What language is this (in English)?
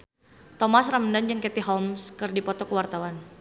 Sundanese